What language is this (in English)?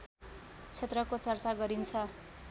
Nepali